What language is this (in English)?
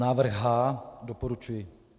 Czech